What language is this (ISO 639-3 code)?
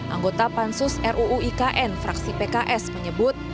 ind